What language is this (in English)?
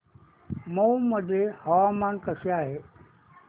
Marathi